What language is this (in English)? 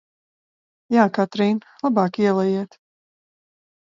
Latvian